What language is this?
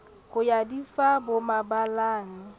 Southern Sotho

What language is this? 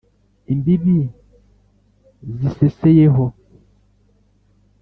Kinyarwanda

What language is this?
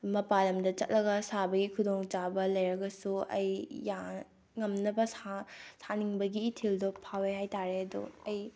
Manipuri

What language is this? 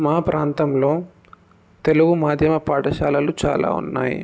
Telugu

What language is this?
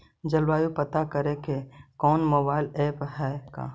Magahi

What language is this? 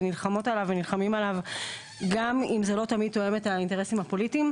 Hebrew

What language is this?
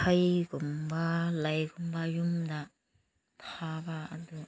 Manipuri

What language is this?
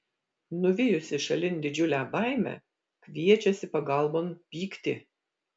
Lithuanian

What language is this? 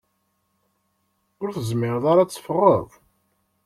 Kabyle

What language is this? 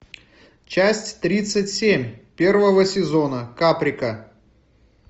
Russian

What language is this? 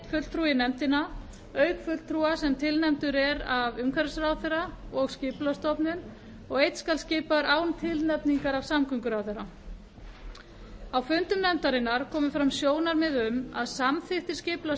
Icelandic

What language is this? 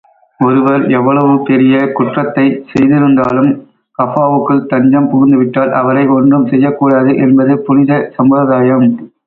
Tamil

